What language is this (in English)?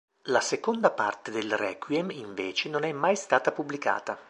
Italian